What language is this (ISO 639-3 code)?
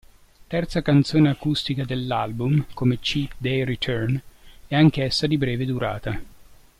ita